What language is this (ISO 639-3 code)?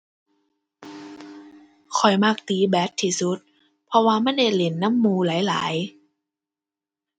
tha